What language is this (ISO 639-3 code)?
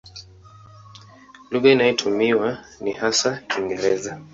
swa